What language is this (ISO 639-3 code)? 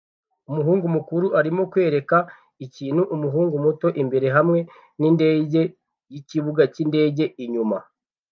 kin